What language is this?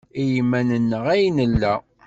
Kabyle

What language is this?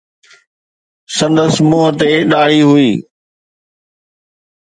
Sindhi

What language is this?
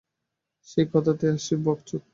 Bangla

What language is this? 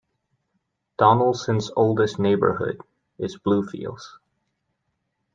English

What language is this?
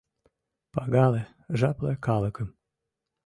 Mari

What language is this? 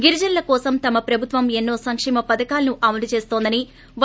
Telugu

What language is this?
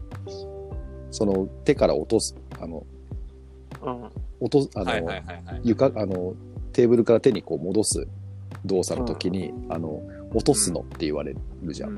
Japanese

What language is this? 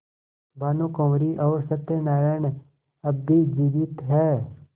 Hindi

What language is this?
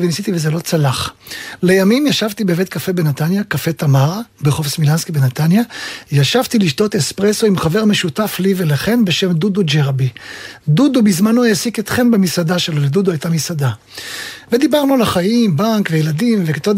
Hebrew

